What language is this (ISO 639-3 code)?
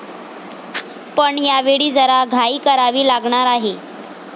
mar